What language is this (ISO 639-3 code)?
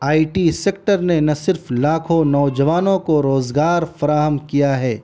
urd